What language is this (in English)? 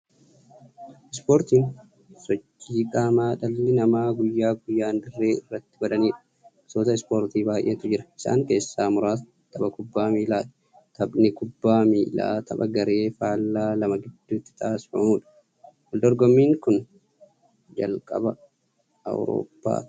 Oromo